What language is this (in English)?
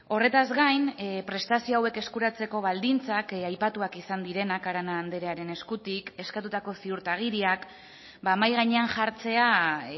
Basque